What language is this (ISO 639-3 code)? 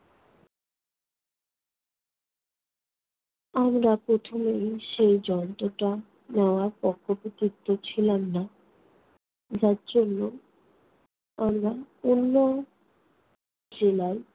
ben